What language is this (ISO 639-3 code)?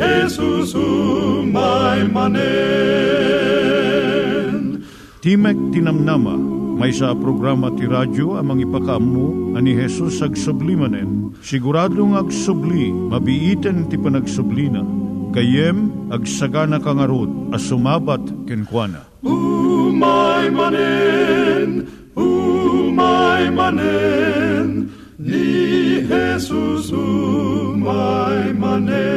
fil